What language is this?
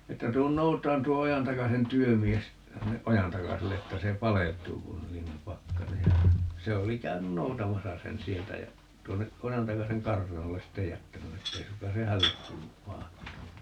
Finnish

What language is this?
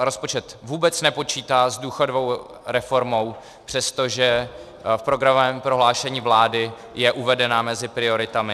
Czech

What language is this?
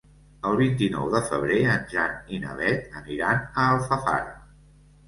Catalan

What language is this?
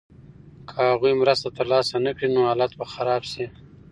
Pashto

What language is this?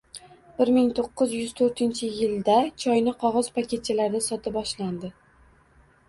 Uzbek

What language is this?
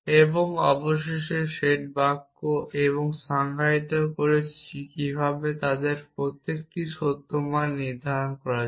Bangla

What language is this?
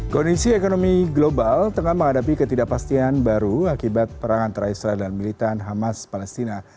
Indonesian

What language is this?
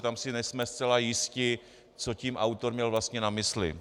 Czech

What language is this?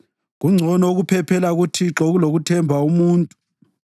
North Ndebele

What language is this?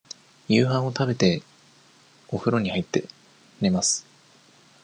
Japanese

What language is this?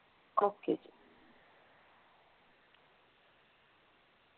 Punjabi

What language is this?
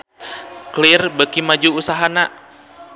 Sundanese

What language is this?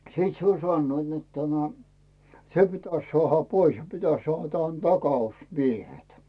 Finnish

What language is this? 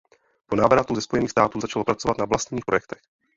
Czech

